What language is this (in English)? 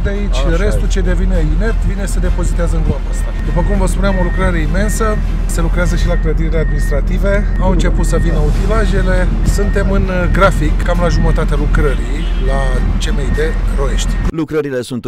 Romanian